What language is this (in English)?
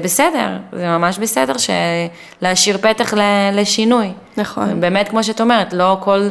Hebrew